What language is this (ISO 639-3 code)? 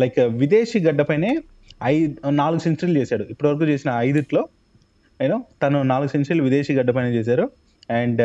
tel